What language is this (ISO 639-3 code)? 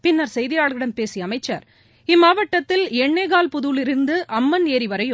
tam